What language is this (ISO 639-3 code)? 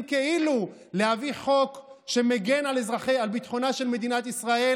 heb